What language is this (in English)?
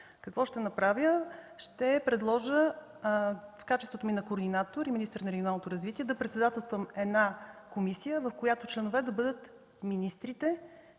Bulgarian